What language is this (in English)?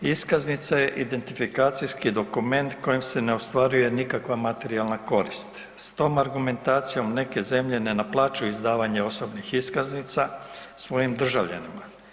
Croatian